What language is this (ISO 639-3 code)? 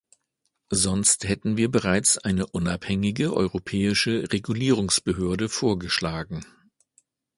deu